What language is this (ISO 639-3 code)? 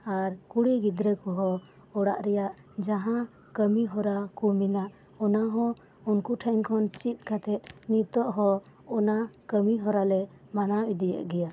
sat